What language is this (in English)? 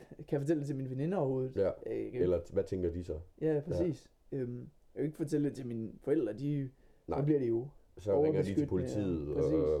Danish